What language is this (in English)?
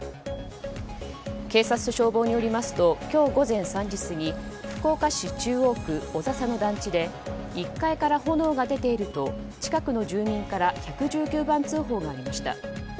Japanese